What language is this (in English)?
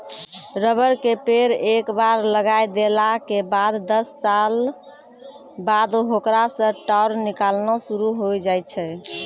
Maithili